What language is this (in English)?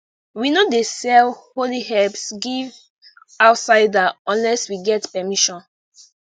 Nigerian Pidgin